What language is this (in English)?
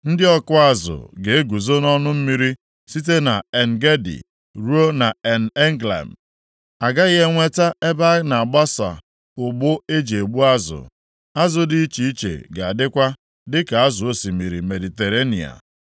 Igbo